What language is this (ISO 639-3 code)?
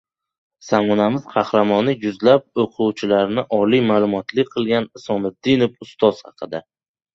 uzb